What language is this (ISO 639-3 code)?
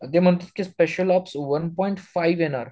mar